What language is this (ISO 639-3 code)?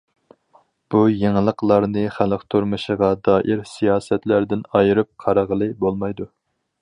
uig